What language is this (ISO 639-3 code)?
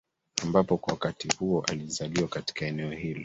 swa